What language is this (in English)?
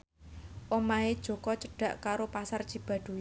Javanese